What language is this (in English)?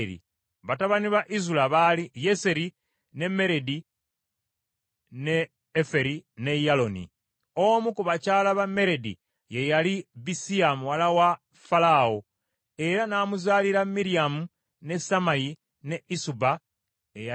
Ganda